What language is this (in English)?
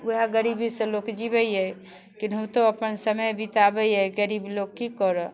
Maithili